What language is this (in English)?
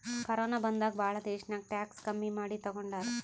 Kannada